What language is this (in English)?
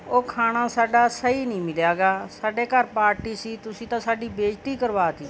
Punjabi